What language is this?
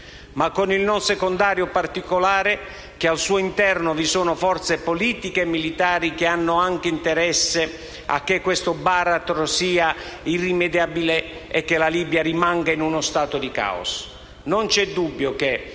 Italian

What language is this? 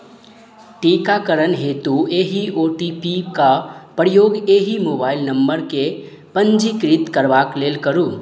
Maithili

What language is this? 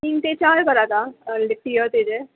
Konkani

